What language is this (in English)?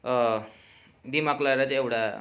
Nepali